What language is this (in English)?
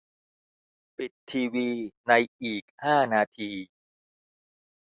Thai